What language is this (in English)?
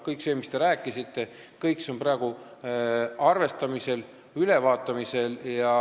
Estonian